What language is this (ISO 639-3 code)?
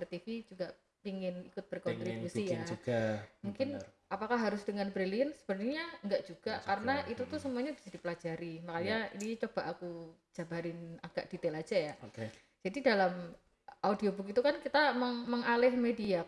ind